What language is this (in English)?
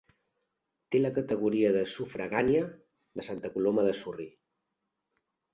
Catalan